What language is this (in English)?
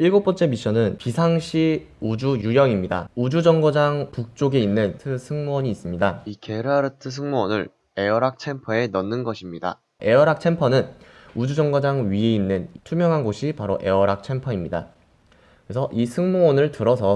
Korean